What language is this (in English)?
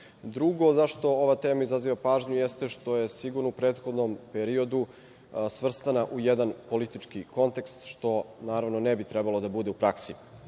Serbian